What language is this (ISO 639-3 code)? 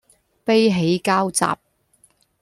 yue